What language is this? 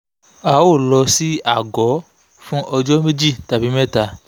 Yoruba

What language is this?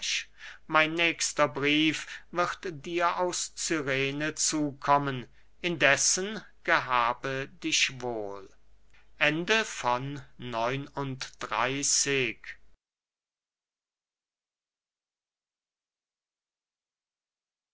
German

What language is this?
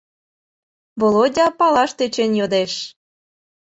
Mari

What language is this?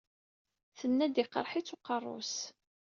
Kabyle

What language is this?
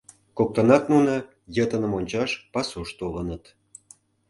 Mari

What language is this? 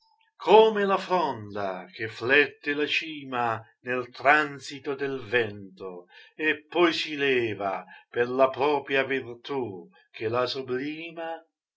Italian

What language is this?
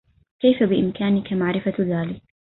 Arabic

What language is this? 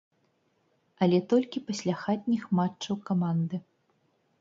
Belarusian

